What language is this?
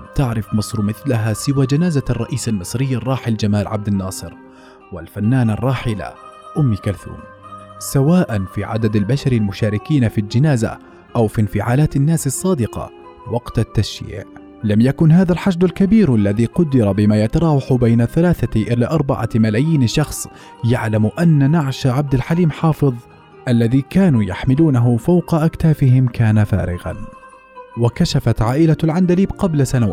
Arabic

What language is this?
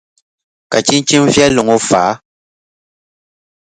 Dagbani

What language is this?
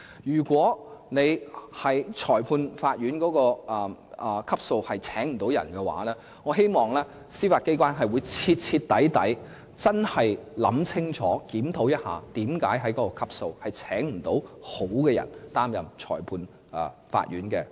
Cantonese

